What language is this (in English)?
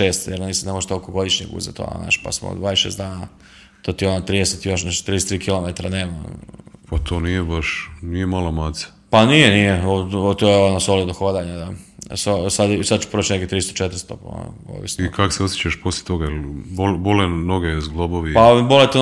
Croatian